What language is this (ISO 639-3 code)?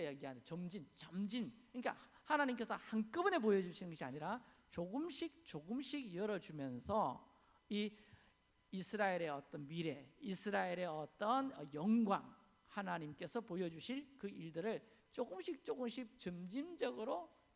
kor